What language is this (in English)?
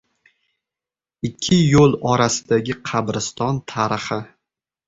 Uzbek